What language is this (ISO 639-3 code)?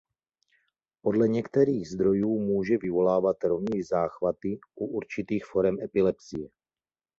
ces